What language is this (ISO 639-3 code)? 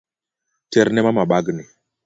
luo